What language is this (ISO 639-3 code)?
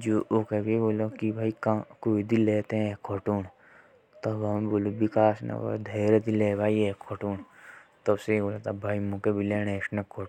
jns